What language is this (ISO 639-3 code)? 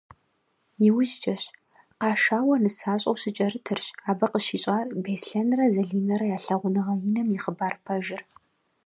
kbd